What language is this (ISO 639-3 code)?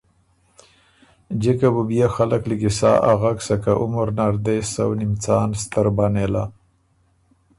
oru